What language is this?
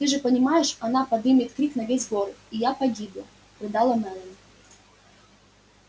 Russian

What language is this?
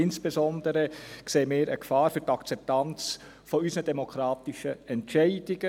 Swiss German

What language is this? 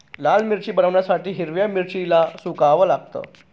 Marathi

